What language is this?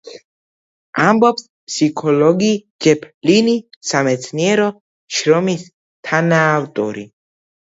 Georgian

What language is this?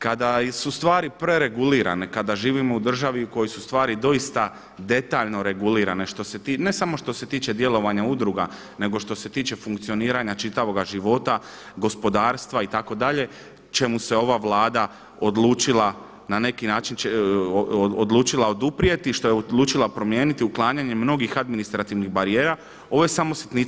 Croatian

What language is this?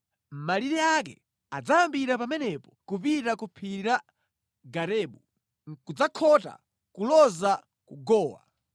Nyanja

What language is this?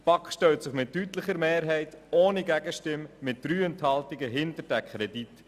Swiss German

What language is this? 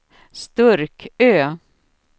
Swedish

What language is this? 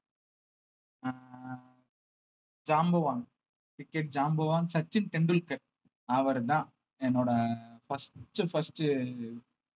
Tamil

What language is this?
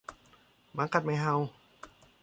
Thai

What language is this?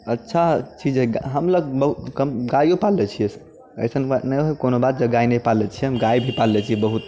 Maithili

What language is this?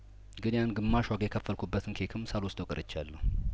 Amharic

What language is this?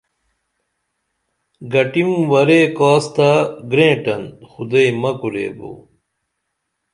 Dameli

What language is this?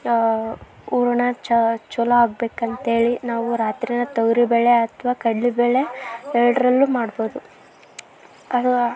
Kannada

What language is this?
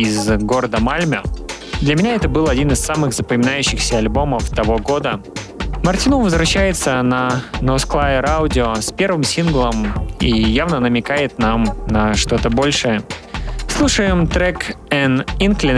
Russian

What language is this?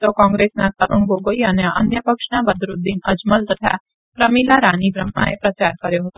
Gujarati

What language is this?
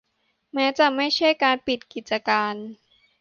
Thai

